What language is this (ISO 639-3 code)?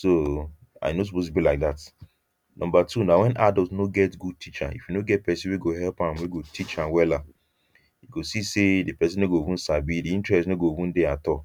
pcm